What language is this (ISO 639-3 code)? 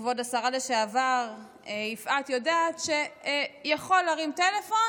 heb